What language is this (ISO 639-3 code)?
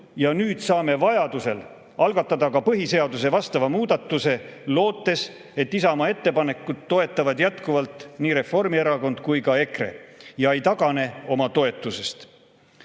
est